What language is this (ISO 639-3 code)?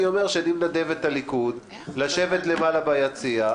heb